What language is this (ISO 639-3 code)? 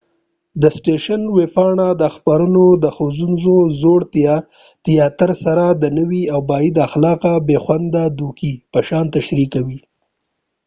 pus